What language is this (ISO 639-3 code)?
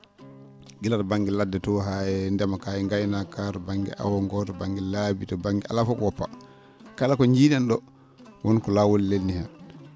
ful